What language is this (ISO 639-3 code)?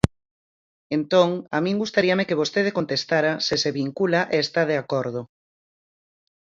glg